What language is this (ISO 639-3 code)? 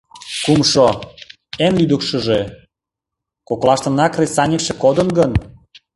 chm